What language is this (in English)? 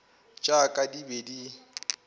Northern Sotho